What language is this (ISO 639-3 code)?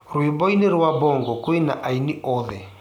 kik